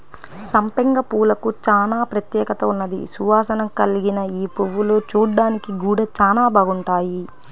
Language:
Telugu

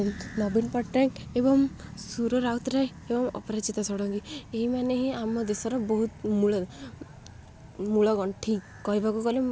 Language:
Odia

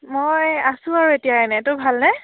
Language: Assamese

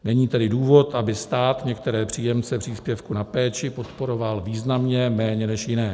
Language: Czech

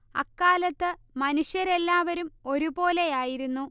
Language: Malayalam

